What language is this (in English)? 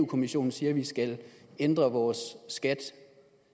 Danish